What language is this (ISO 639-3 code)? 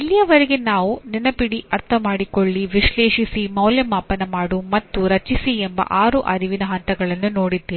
kan